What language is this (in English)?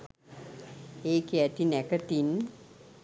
Sinhala